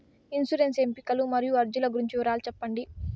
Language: Telugu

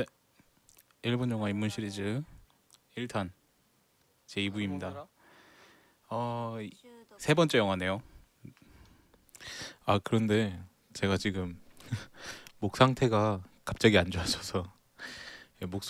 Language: Korean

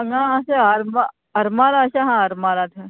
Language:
Konkani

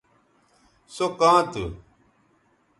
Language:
Bateri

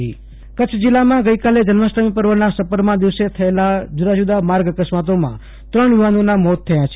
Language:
Gujarati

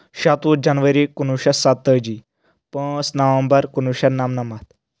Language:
Kashmiri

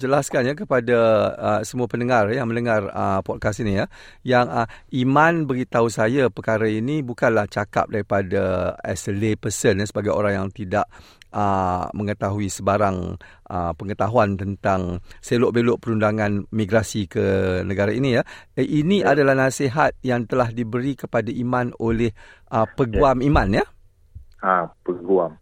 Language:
Malay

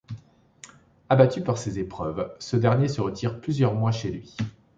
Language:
French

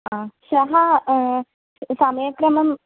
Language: Sanskrit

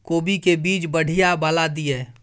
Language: Maithili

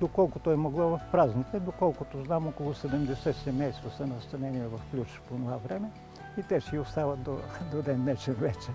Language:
Bulgarian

